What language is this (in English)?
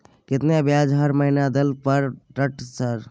Maithili